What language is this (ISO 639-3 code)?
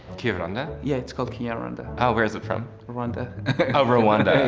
eng